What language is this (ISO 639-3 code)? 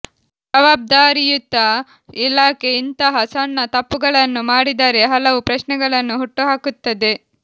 kan